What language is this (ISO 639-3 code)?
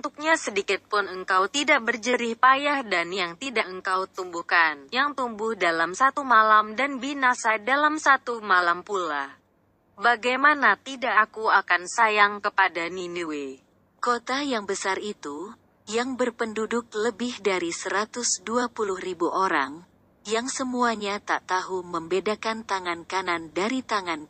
ind